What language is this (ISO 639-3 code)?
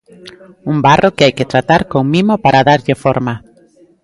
glg